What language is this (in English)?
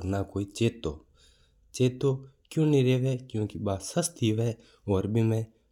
Mewari